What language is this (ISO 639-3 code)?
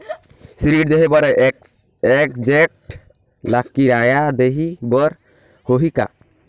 hne